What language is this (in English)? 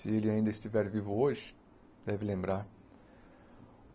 Portuguese